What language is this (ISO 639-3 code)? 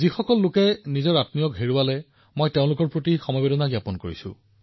asm